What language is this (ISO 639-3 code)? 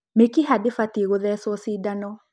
kik